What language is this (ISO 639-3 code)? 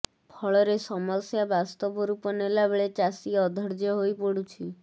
ori